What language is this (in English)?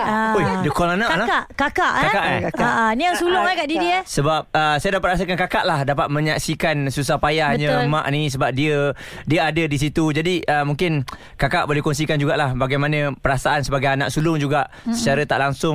Malay